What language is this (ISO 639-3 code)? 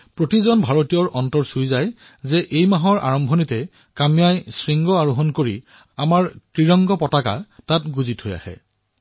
asm